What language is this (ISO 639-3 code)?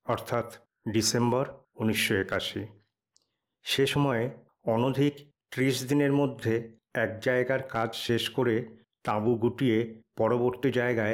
ben